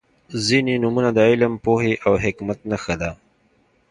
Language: Pashto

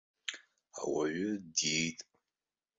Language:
Abkhazian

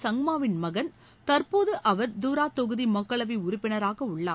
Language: Tamil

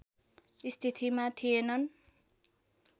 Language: Nepali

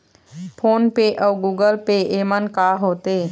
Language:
Chhattisgarhi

